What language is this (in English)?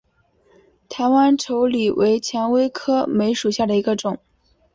Chinese